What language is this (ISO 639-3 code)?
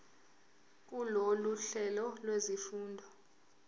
zul